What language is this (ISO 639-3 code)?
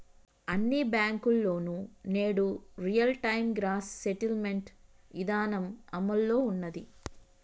tel